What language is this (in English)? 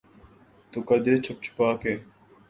Urdu